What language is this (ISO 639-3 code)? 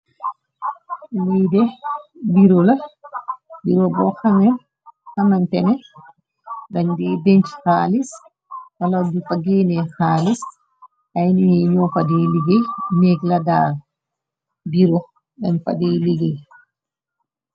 wol